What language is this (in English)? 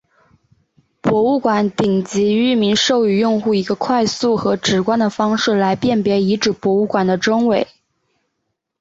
Chinese